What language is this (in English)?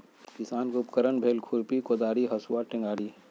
Magahi